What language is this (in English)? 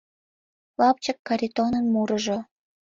Mari